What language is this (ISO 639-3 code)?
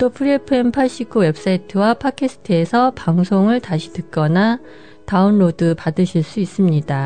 kor